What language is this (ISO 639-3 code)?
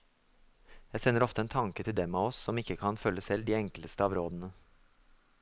nor